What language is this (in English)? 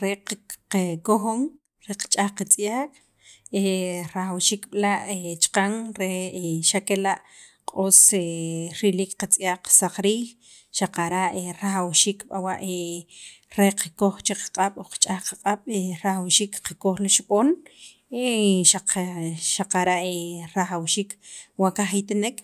Sacapulteco